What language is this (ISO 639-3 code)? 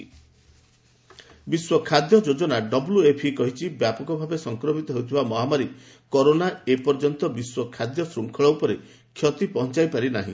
ori